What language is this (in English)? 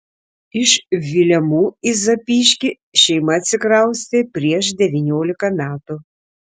Lithuanian